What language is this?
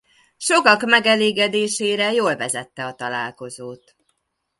Hungarian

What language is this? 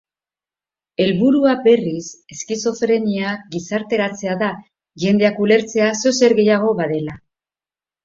Basque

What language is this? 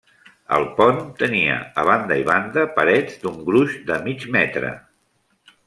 Catalan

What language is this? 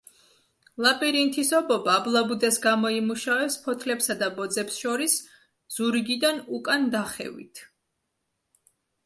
Georgian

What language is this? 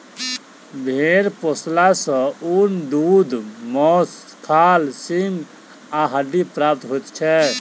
Maithili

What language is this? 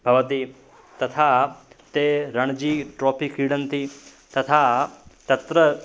Sanskrit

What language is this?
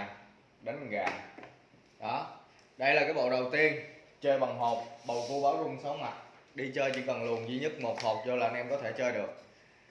Vietnamese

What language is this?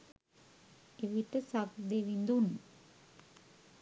Sinhala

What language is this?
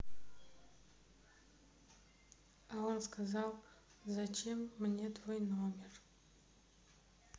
Russian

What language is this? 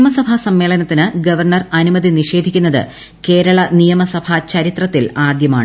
Malayalam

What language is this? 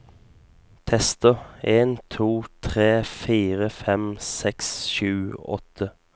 Norwegian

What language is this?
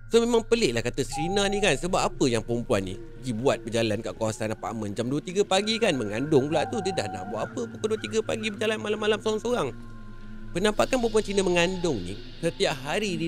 Malay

